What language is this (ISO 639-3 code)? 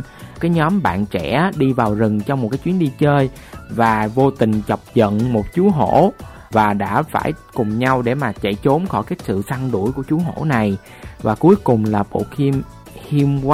vie